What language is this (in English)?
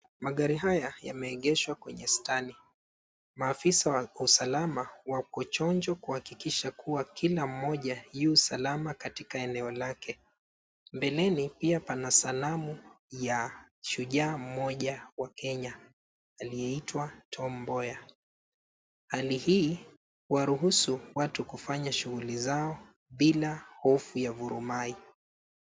Swahili